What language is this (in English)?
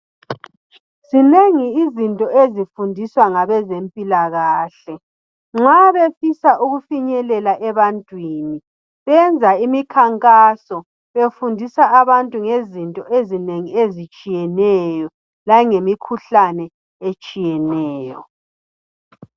North Ndebele